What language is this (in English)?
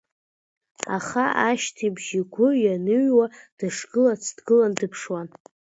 Abkhazian